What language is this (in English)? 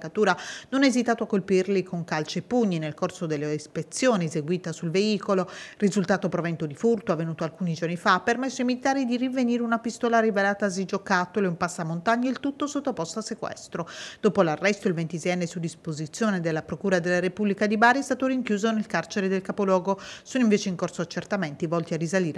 Italian